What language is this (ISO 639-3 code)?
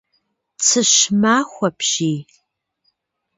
kbd